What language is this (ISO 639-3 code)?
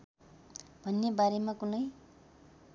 nep